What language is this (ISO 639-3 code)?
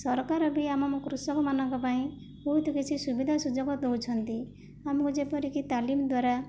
ori